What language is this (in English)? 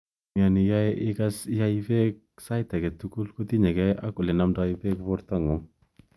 Kalenjin